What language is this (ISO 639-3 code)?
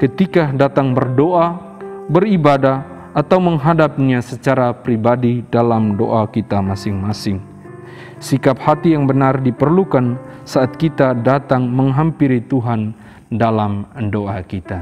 ind